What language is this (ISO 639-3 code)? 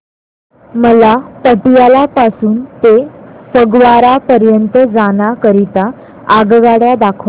mar